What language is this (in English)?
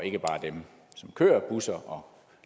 Danish